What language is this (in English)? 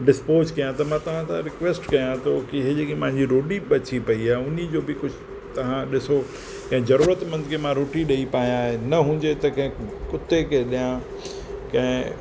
Sindhi